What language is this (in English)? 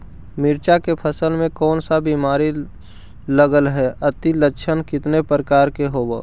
Magahi